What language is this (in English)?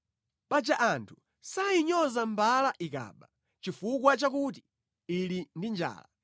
Nyanja